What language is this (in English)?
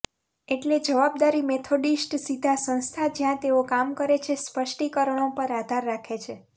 Gujarati